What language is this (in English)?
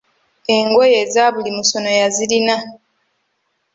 Ganda